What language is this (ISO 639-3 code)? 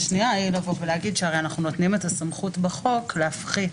heb